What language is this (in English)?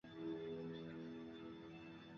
Chinese